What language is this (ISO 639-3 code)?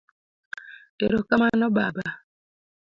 luo